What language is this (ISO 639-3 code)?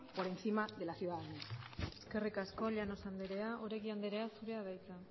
eus